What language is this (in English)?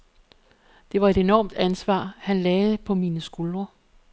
Danish